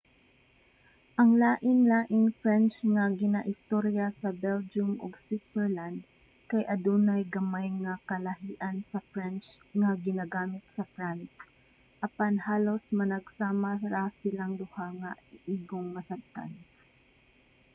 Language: Cebuano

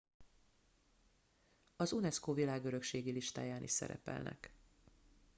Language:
Hungarian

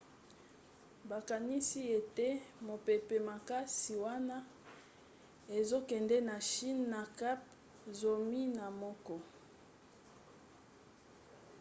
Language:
Lingala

